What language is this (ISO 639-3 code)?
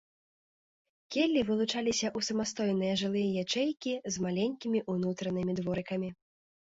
bel